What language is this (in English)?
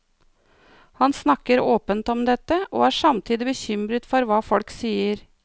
Norwegian